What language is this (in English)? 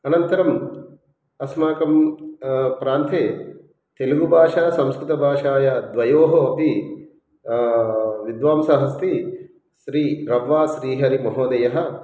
Sanskrit